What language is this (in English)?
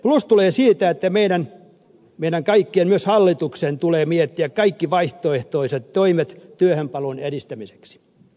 Finnish